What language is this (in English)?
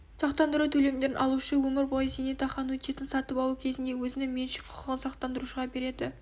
Kazakh